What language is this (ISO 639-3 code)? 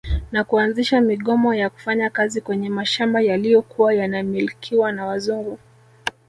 swa